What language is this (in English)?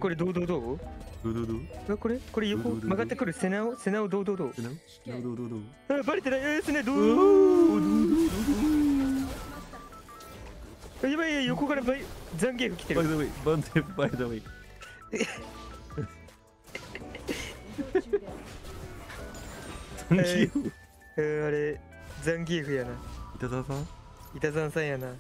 Japanese